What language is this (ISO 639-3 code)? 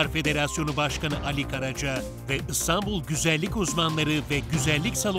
tur